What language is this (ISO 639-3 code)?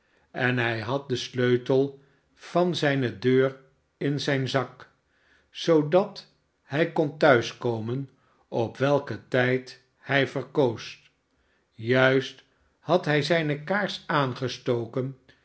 nld